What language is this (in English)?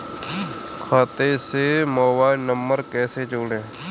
Hindi